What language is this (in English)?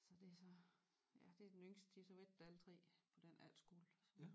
Danish